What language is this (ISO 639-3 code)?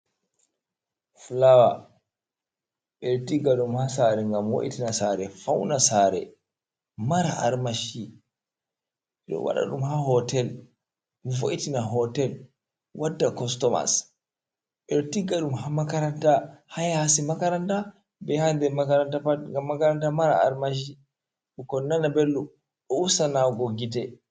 ful